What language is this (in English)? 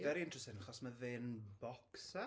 Welsh